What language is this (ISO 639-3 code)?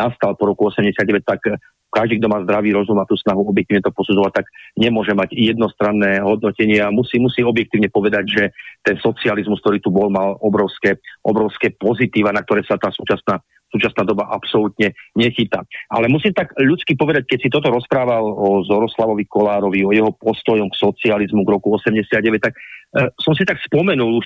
slk